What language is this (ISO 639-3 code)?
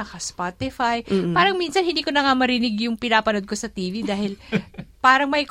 fil